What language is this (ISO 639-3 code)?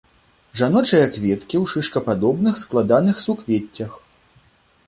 bel